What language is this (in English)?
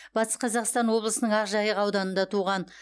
Kazakh